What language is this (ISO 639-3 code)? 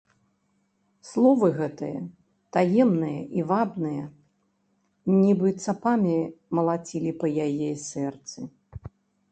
bel